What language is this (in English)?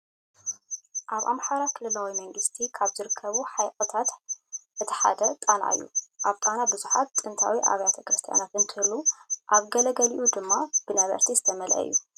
Tigrinya